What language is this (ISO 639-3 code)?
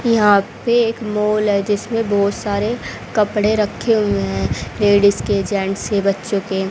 hin